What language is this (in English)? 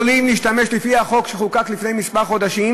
Hebrew